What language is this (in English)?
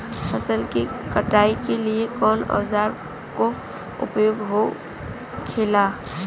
Bhojpuri